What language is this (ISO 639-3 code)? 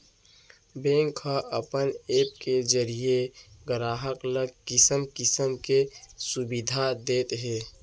hne